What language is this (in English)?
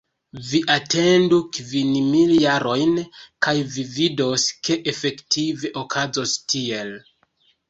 Esperanto